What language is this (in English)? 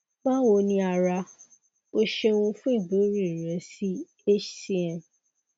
Yoruba